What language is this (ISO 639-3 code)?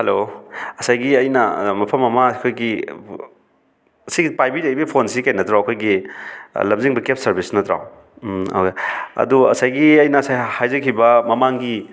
mni